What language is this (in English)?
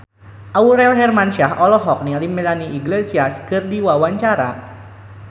Sundanese